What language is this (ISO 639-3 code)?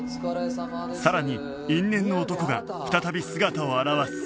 jpn